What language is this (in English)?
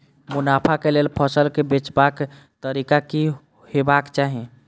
Maithili